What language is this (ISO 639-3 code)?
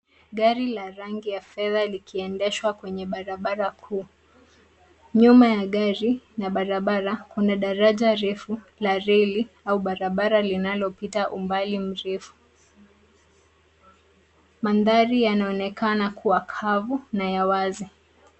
swa